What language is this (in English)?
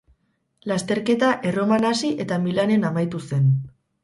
Basque